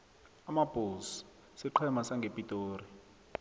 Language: South Ndebele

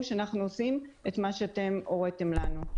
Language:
Hebrew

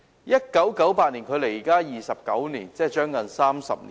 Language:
Cantonese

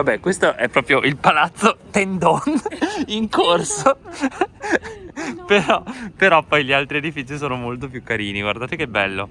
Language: Italian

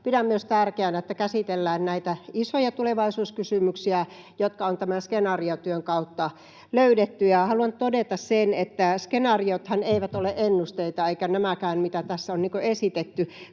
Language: Finnish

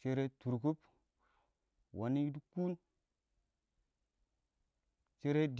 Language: Awak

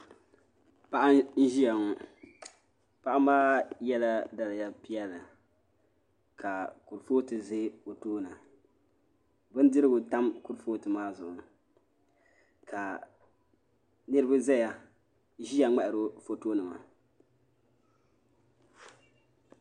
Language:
Dagbani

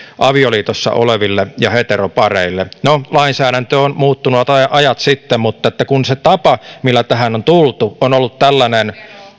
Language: Finnish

